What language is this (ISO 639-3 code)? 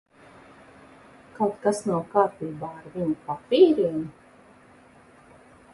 lav